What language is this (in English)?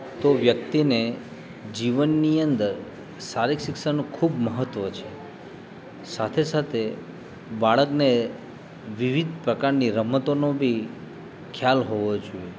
Gujarati